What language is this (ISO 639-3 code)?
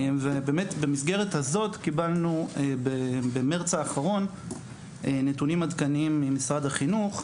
heb